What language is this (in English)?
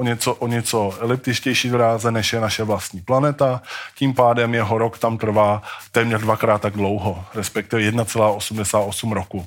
Czech